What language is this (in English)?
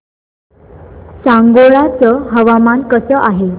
Marathi